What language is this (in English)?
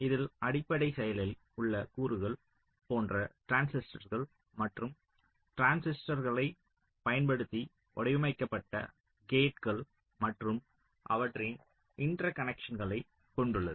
Tamil